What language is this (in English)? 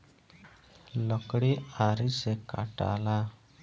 Bhojpuri